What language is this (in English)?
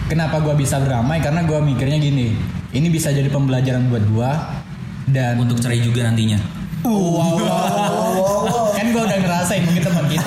Indonesian